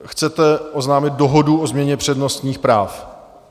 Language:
Czech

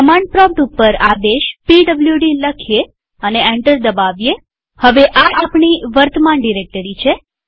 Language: Gujarati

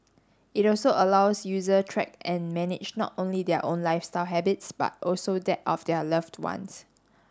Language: English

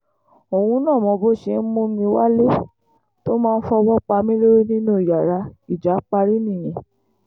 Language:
Yoruba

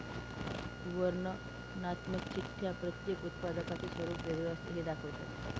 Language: Marathi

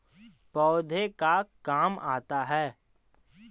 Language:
Magahi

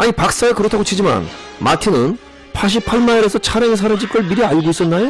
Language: Korean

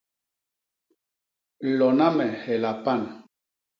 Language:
Basaa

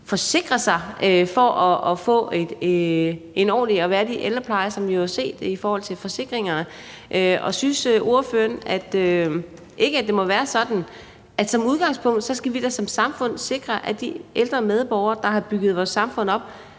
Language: Danish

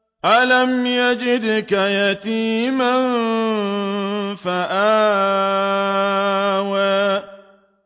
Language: Arabic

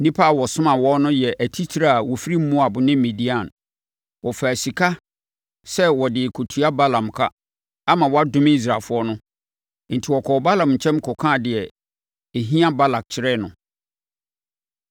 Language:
Akan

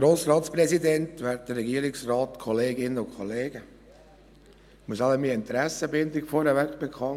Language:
Swiss German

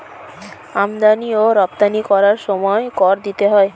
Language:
Bangla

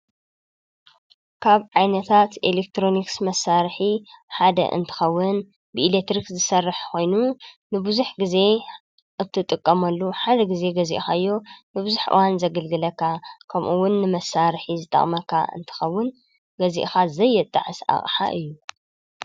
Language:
Tigrinya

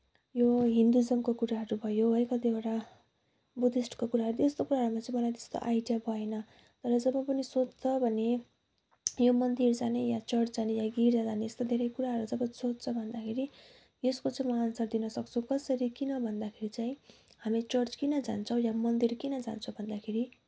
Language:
Nepali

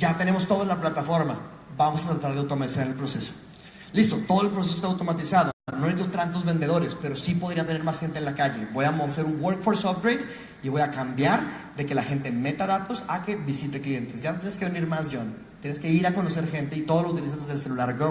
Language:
Spanish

